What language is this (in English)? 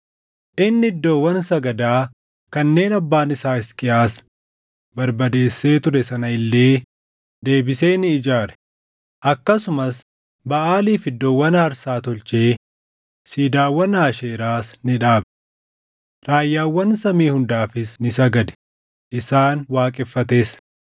Oromo